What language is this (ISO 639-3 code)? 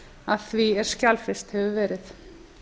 isl